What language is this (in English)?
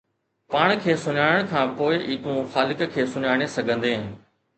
Sindhi